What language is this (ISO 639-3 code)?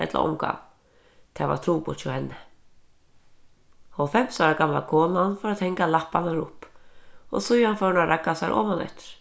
fao